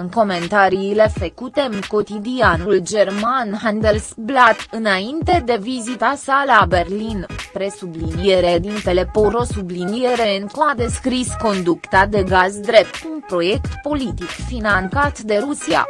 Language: Romanian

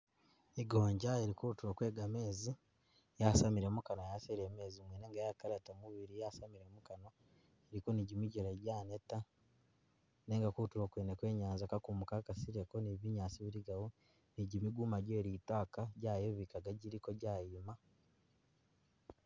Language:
Masaaba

